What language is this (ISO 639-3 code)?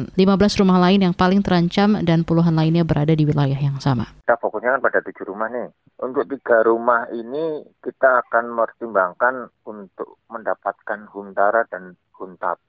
ind